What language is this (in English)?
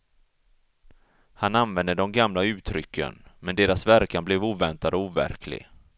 Swedish